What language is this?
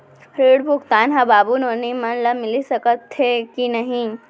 Chhattisgarhi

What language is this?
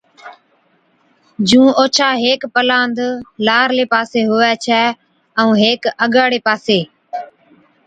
Od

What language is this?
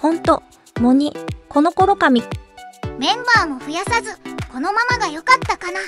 Japanese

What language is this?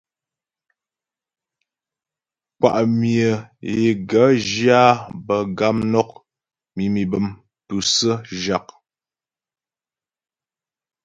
Ghomala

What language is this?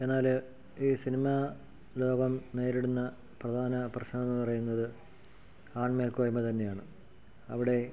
Malayalam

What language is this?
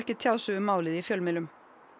Icelandic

